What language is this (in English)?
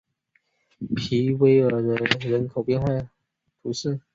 Chinese